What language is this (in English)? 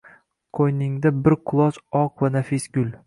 Uzbek